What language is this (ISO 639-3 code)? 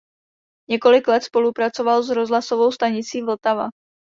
ces